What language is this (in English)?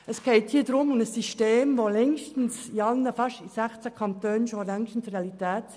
Swiss German